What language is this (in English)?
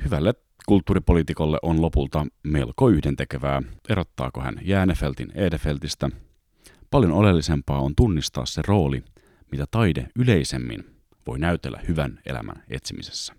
Finnish